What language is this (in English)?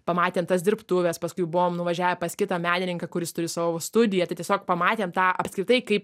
Lithuanian